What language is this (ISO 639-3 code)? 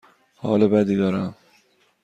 fas